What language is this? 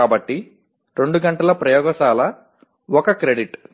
Telugu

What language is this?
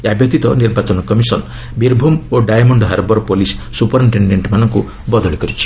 Odia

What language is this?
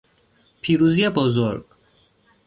Persian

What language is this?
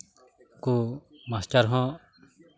Santali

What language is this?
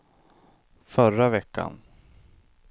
Swedish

